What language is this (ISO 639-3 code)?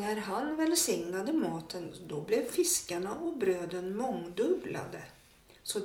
swe